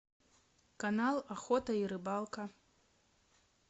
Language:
Russian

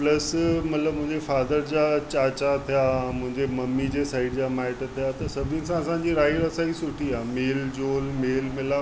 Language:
Sindhi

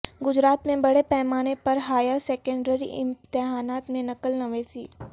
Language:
Urdu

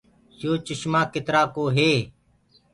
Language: Gurgula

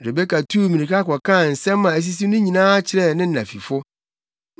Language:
Akan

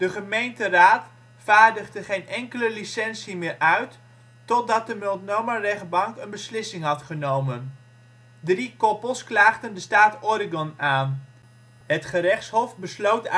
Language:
Dutch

